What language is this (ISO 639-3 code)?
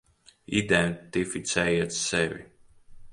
lav